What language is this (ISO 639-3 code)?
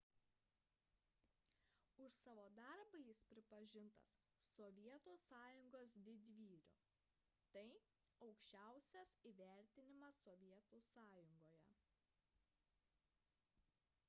lit